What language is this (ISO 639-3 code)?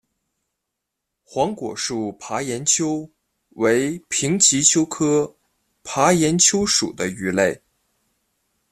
zho